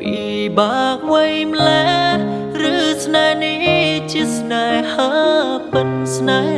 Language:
Vietnamese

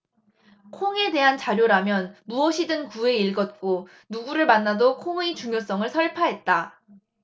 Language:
Korean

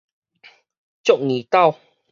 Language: Min Nan Chinese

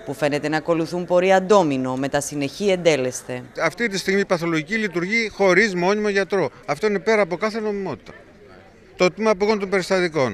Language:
Greek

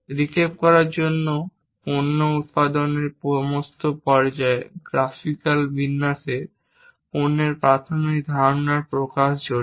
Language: Bangla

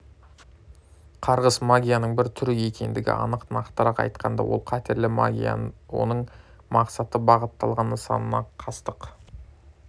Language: Kazakh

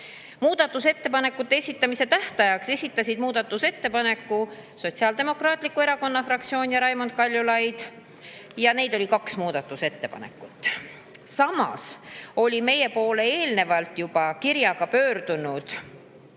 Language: Estonian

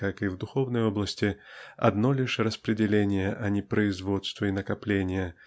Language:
Russian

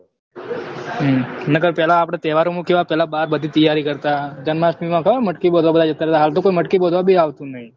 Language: Gujarati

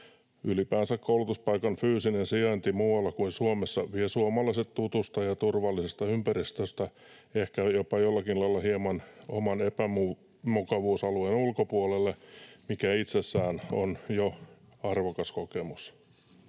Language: Finnish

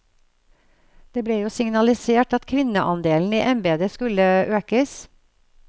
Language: Norwegian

